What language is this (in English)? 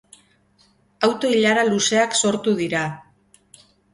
Basque